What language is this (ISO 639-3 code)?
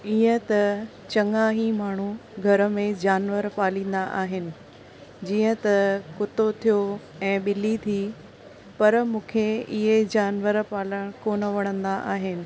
snd